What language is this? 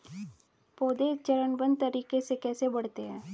Hindi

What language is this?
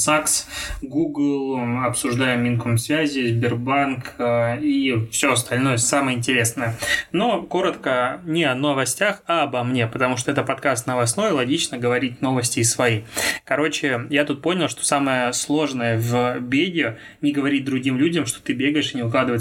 Russian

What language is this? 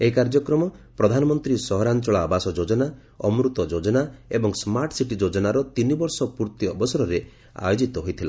Odia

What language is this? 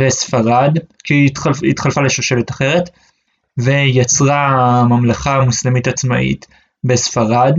Hebrew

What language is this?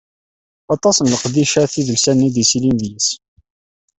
Kabyle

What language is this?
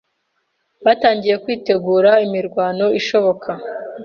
Kinyarwanda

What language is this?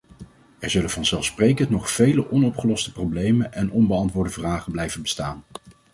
Dutch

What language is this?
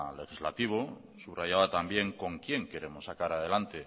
Spanish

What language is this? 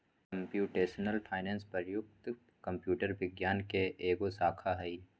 Magahi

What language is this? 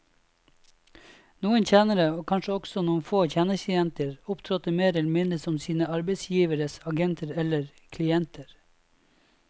Norwegian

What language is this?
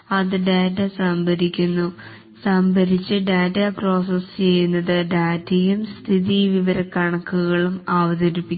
Malayalam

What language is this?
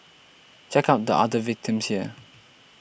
English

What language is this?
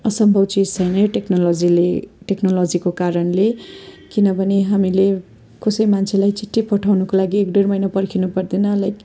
Nepali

